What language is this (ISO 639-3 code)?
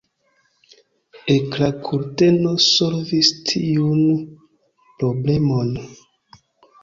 epo